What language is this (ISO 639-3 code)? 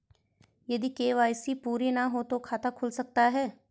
hin